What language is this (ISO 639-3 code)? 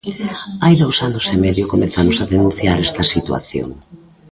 glg